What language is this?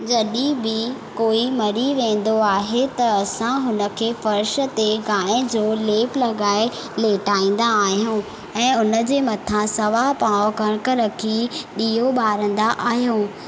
Sindhi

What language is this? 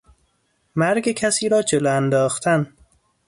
Persian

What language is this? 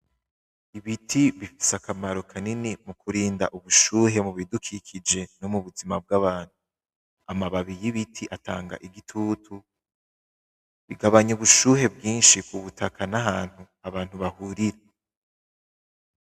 Rundi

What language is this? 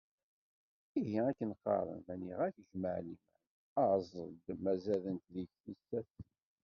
Kabyle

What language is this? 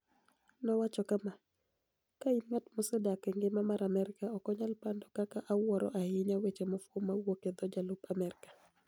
Luo (Kenya and Tanzania)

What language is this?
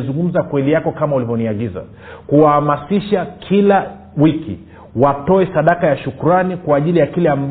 Swahili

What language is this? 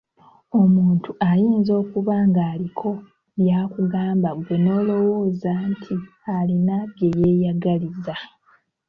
Ganda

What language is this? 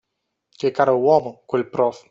Italian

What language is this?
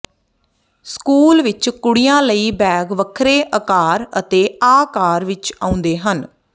Punjabi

